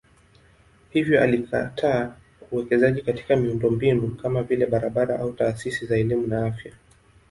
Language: Swahili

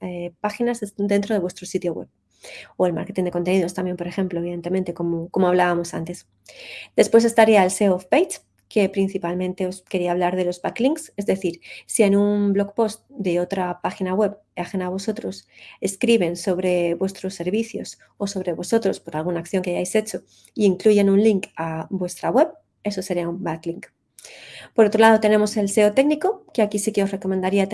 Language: Spanish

